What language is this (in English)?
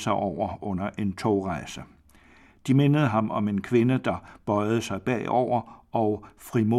Danish